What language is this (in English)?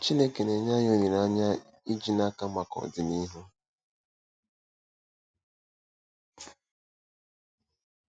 Igbo